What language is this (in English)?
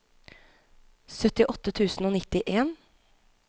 Norwegian